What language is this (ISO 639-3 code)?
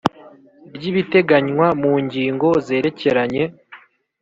kin